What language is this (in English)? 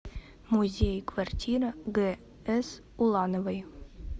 Russian